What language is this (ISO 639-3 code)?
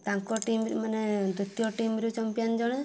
ori